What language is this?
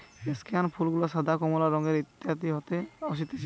Bangla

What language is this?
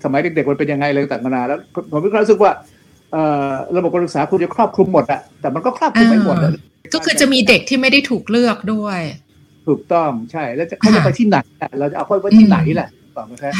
Thai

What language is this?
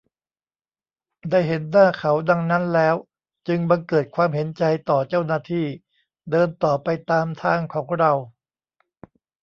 Thai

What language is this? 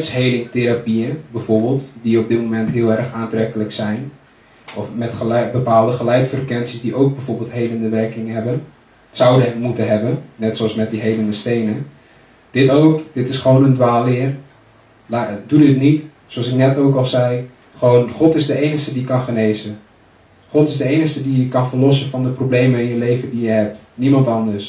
Dutch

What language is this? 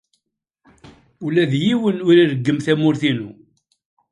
Kabyle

